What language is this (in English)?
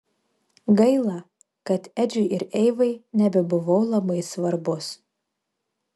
Lithuanian